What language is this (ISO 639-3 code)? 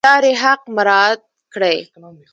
pus